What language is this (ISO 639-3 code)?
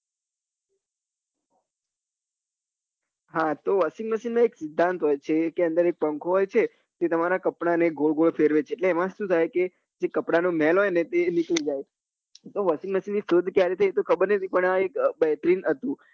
guj